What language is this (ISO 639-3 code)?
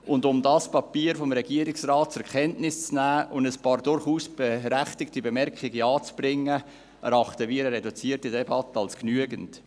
gsw